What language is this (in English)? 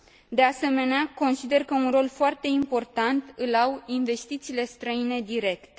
Romanian